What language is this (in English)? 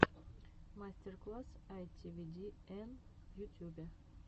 Russian